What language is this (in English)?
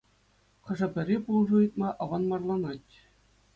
Chuvash